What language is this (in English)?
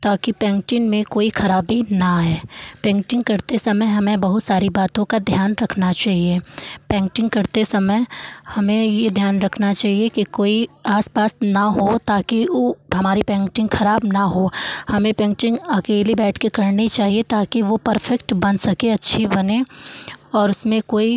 Hindi